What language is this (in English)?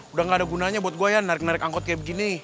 Indonesian